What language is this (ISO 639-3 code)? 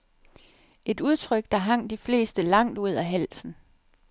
dan